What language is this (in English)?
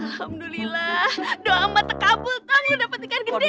Indonesian